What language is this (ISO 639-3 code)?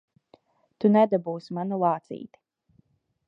lav